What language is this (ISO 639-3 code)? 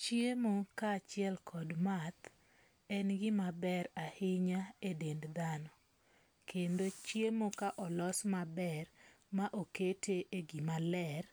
luo